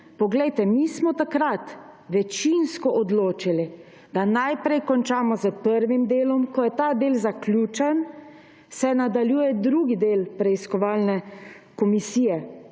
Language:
Slovenian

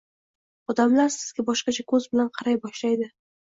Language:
Uzbek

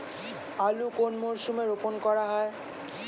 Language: Bangla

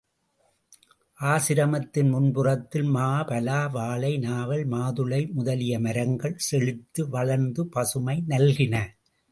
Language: Tamil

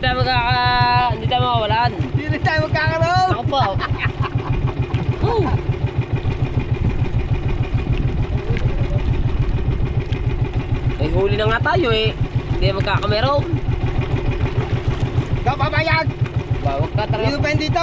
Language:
Filipino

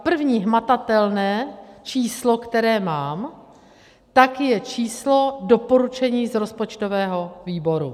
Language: Czech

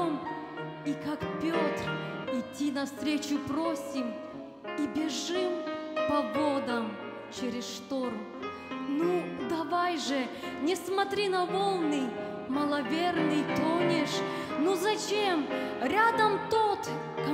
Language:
Russian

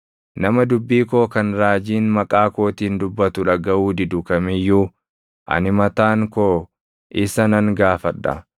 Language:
Oromo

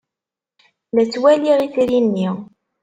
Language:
Kabyle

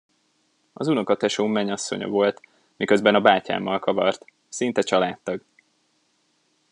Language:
Hungarian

